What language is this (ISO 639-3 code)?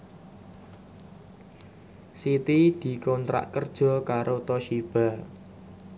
jav